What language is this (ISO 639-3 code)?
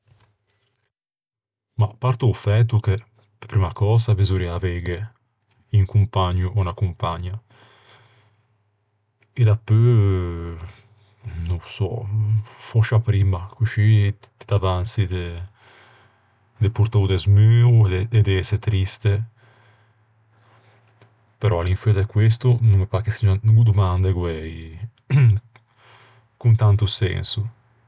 lij